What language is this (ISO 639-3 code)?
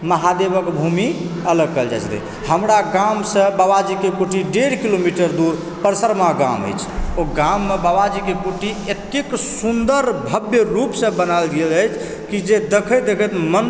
mai